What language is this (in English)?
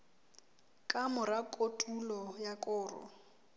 Southern Sotho